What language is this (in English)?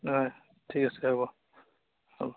Assamese